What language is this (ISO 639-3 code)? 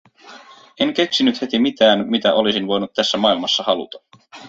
fin